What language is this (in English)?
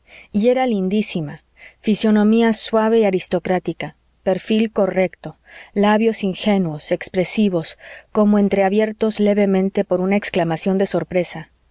Spanish